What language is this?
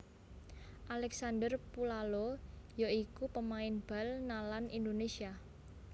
Javanese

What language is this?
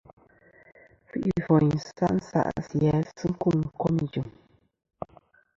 Kom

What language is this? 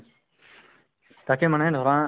Assamese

